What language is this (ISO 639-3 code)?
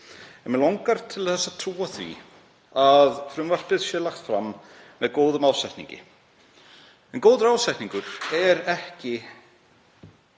isl